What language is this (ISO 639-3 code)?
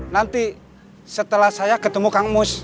ind